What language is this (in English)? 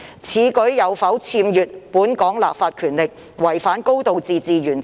Cantonese